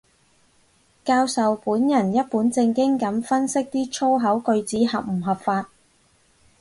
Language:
Cantonese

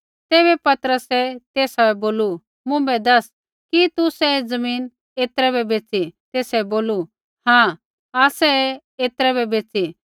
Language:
Kullu Pahari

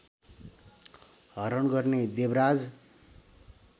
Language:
Nepali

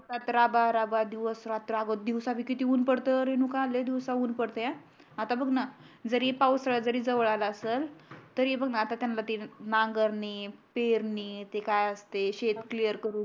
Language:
Marathi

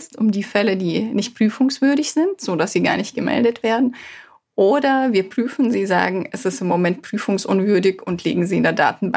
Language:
German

